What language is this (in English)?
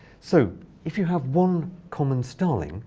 English